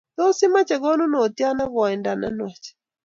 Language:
Kalenjin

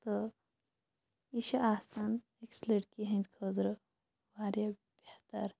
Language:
Kashmiri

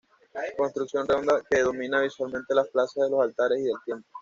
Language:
Spanish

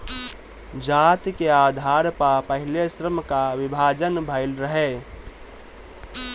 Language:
Bhojpuri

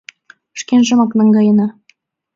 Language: Mari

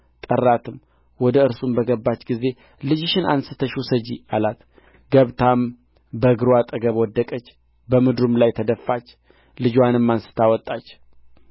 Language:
Amharic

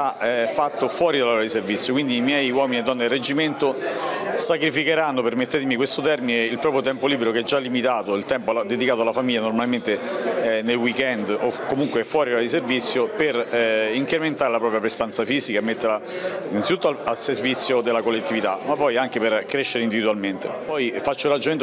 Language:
Italian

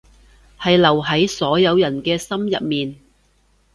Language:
Cantonese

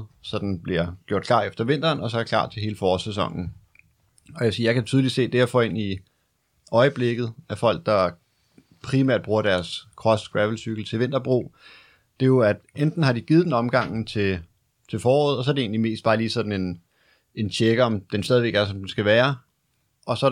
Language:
Danish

